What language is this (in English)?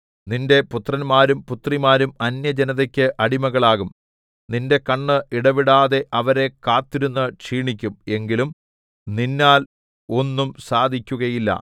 Malayalam